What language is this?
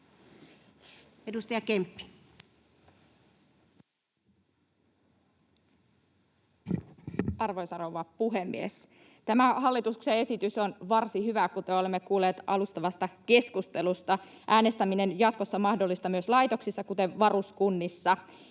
Finnish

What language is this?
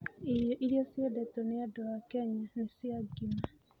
Kikuyu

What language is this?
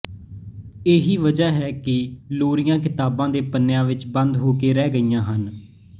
Punjabi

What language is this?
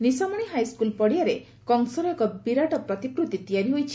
Odia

